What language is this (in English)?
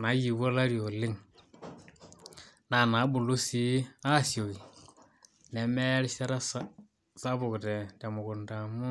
Masai